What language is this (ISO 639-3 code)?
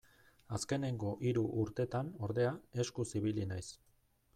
eus